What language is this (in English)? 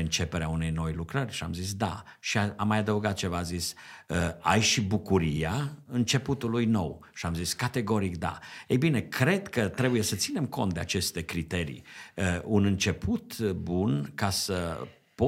Romanian